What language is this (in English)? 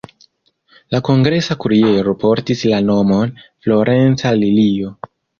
Esperanto